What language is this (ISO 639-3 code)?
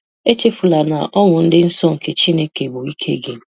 ibo